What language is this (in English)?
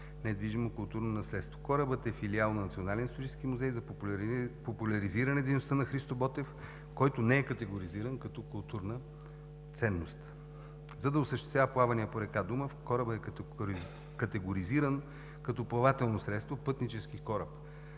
Bulgarian